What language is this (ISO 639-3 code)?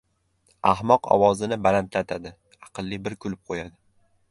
uzb